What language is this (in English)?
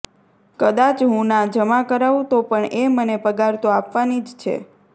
Gujarati